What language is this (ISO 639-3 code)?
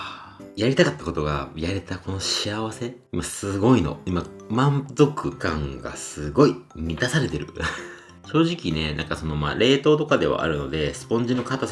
jpn